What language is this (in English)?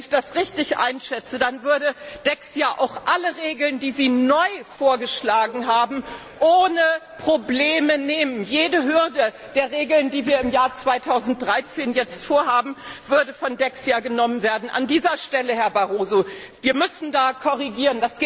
German